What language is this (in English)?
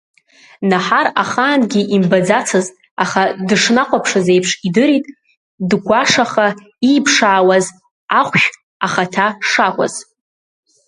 Abkhazian